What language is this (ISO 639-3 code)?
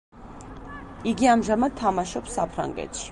kat